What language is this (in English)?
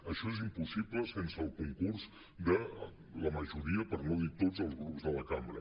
Catalan